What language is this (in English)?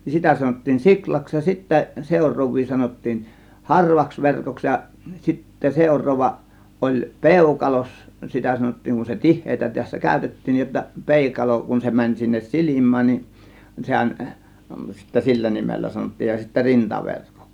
Finnish